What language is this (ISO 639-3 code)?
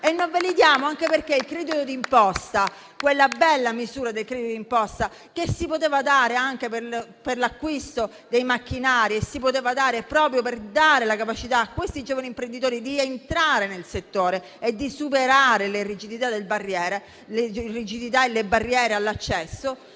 ita